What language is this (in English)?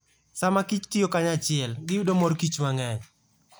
Luo (Kenya and Tanzania)